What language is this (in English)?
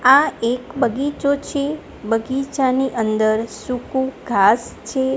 Gujarati